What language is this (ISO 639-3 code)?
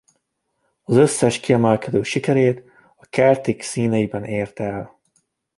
hun